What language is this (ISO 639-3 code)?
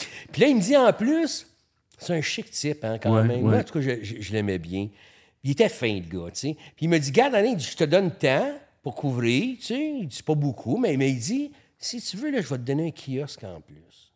fra